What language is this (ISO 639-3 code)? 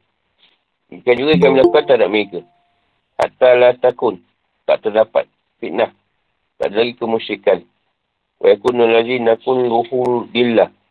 msa